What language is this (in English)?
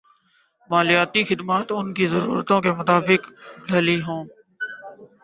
Urdu